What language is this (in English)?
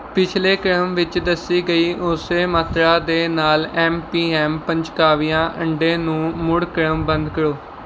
Punjabi